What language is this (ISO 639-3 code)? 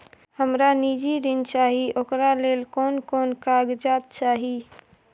mai